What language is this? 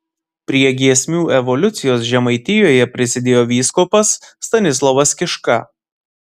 Lithuanian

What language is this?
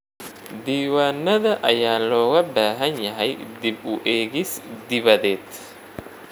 Somali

